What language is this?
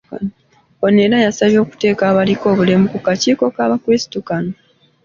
Ganda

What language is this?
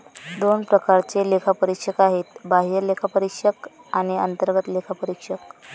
Marathi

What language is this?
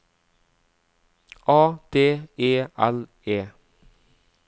Norwegian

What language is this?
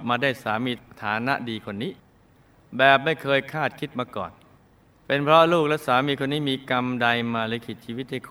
Thai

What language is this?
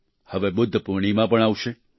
Gujarati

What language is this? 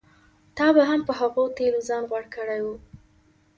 Pashto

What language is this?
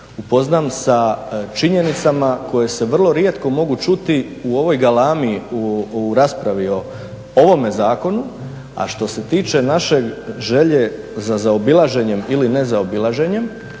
Croatian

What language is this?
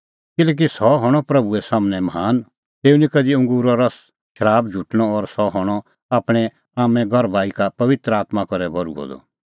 Kullu Pahari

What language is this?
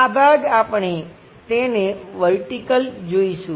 Gujarati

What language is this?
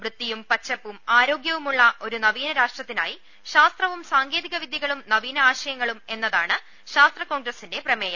Malayalam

